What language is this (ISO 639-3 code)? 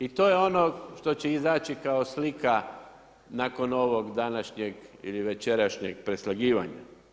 hrv